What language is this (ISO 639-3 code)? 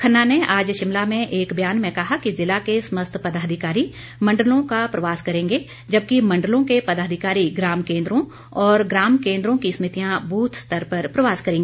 hin